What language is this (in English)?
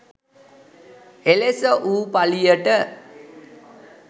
Sinhala